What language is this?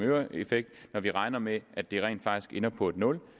Danish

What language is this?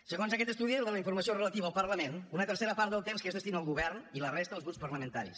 Catalan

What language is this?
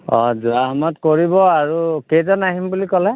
Assamese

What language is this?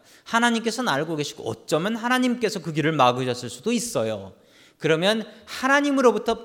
Korean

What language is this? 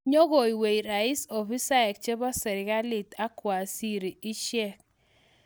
Kalenjin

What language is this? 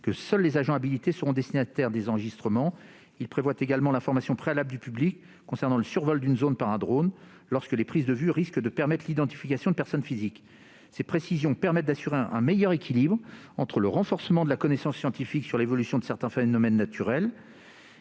French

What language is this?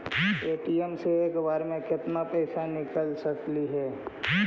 Magahi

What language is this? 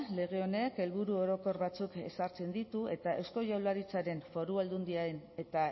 Basque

